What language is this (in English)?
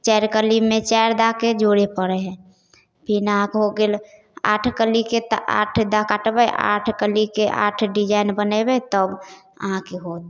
Maithili